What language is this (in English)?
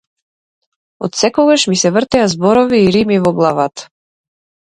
Macedonian